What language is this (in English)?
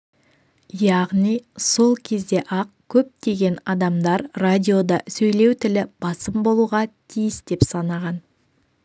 Kazakh